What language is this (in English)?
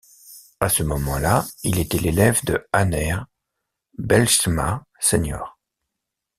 French